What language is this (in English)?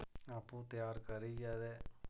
Dogri